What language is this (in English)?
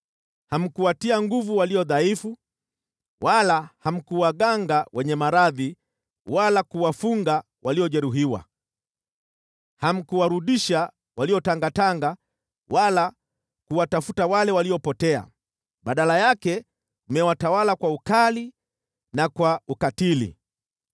Swahili